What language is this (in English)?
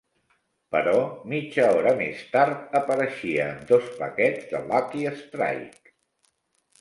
Catalan